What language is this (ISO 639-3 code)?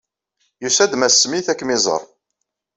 kab